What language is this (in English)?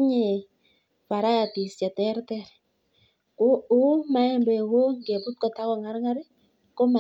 Kalenjin